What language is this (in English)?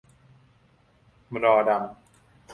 Thai